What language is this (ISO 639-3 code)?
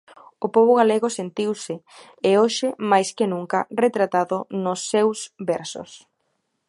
glg